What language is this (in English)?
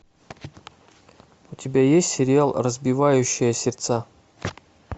Russian